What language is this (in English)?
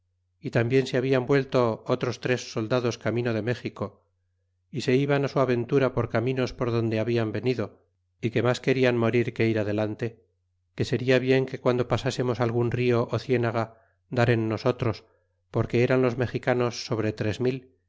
Spanish